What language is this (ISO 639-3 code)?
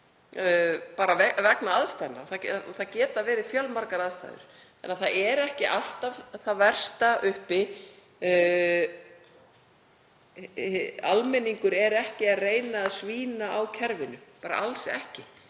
isl